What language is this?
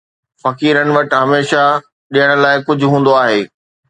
Sindhi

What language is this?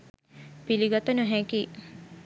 Sinhala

